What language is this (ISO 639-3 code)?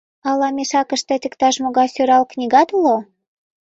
chm